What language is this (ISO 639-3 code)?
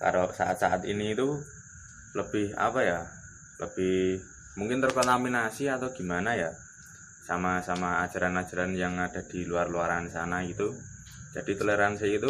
ind